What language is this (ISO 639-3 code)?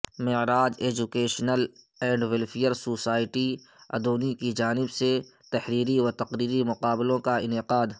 urd